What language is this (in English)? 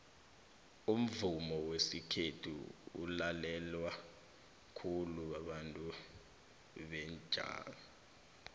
South Ndebele